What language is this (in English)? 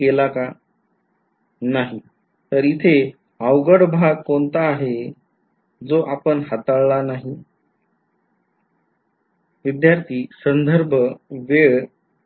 Marathi